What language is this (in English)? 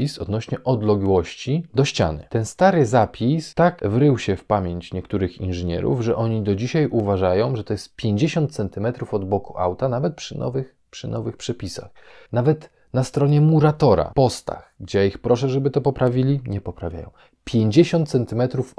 Polish